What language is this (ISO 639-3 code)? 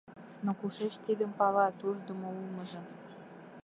chm